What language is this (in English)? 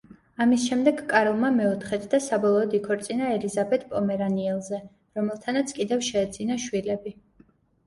Georgian